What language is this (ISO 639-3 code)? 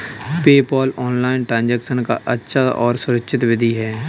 hin